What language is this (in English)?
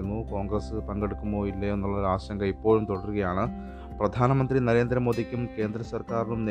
Malayalam